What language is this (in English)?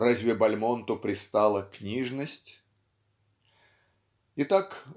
Russian